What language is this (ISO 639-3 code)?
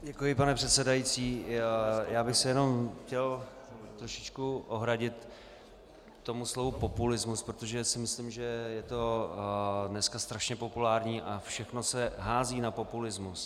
ces